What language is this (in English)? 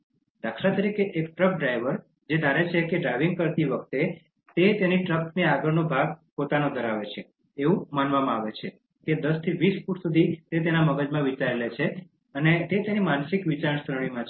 Gujarati